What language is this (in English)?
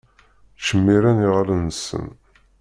Kabyle